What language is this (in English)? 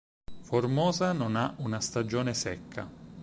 Italian